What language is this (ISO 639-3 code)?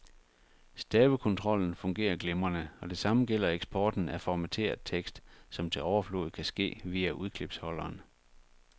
dan